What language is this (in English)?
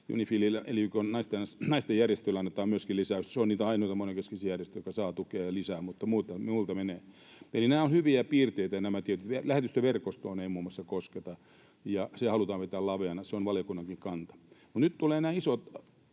Finnish